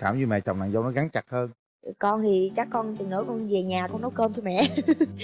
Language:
Vietnamese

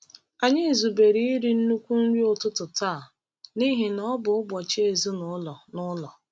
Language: Igbo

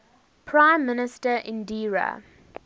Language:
English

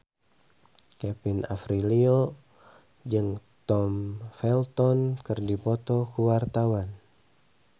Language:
Sundanese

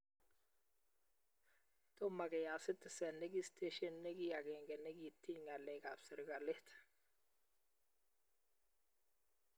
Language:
Kalenjin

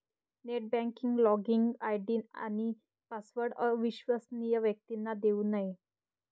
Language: Marathi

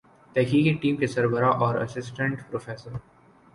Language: Urdu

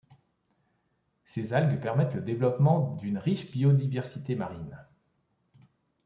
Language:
French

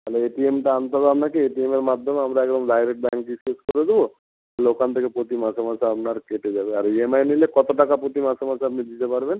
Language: Bangla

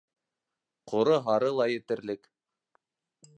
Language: Bashkir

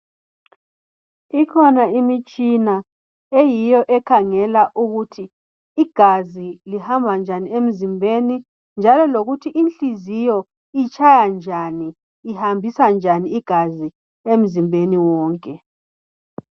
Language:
North Ndebele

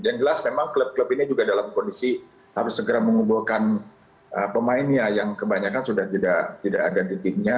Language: Indonesian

